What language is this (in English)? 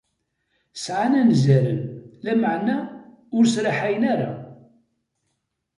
Kabyle